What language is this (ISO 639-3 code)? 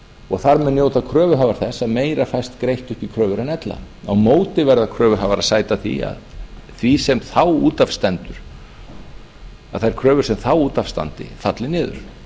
isl